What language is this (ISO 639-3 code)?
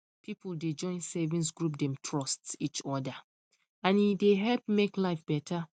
pcm